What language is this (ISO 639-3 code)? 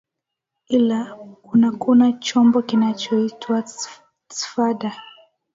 swa